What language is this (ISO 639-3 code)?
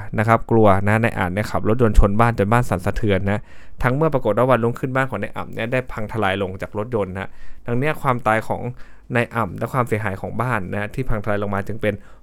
tha